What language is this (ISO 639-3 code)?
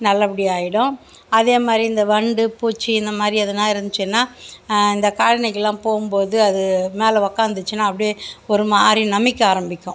tam